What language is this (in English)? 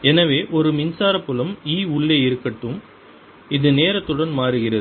Tamil